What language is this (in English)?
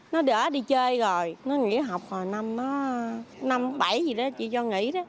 Vietnamese